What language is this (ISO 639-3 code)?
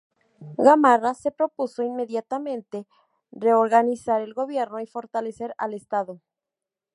spa